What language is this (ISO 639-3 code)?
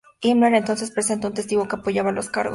spa